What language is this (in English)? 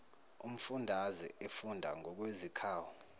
Zulu